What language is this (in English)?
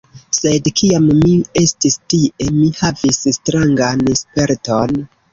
Esperanto